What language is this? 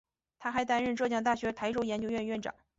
Chinese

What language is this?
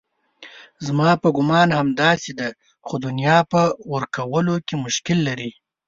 Pashto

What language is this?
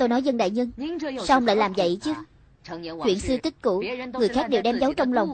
Vietnamese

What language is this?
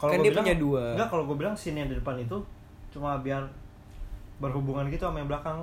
Indonesian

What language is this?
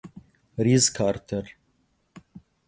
Italian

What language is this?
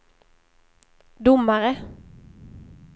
Swedish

